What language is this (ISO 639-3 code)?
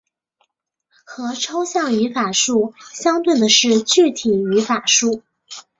zho